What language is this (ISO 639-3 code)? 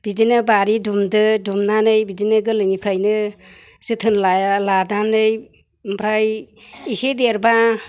brx